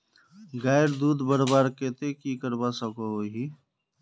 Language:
Magahi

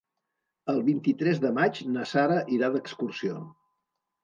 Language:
Catalan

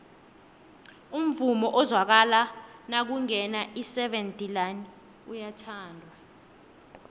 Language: South Ndebele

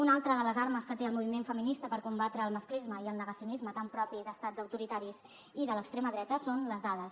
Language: Catalan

